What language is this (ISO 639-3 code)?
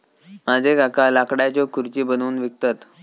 mar